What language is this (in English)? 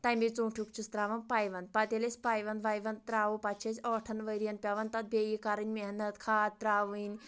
Kashmiri